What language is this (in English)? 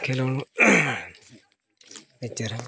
Santali